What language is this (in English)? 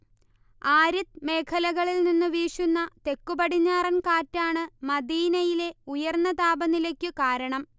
Malayalam